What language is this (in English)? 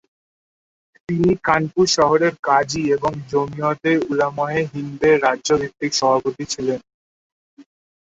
Bangla